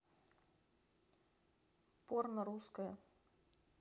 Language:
Russian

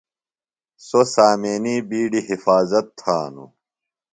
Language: Phalura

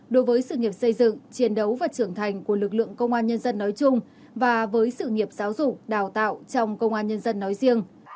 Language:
Vietnamese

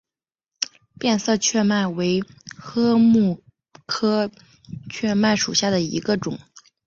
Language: Chinese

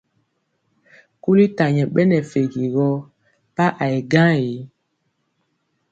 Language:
Mpiemo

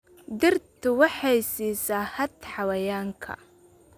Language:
Somali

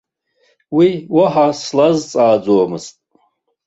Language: Abkhazian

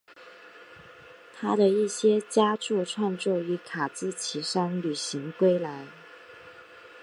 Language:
Chinese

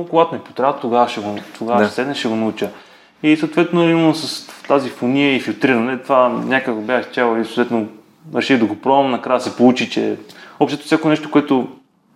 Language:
Bulgarian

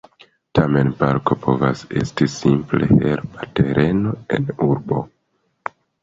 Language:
Esperanto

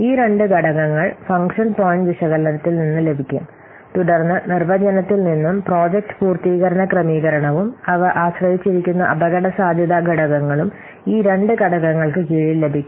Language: Malayalam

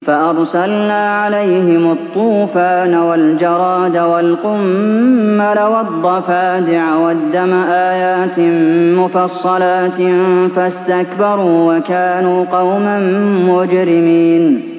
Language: Arabic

